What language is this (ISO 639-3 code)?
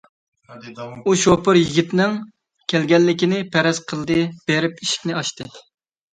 uig